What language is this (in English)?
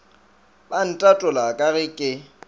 Northern Sotho